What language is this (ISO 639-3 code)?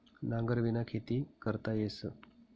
mar